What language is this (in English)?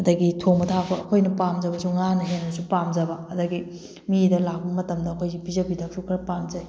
Manipuri